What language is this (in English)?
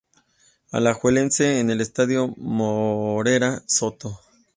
Spanish